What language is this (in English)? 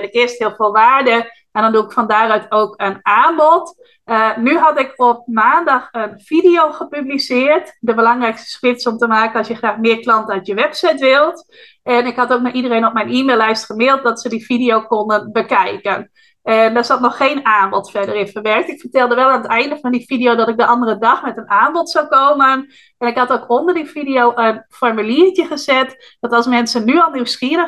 Dutch